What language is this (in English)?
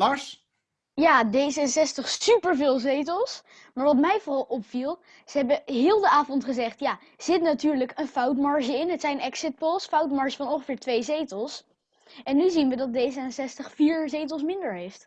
Dutch